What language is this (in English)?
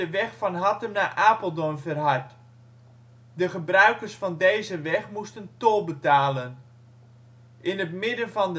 Dutch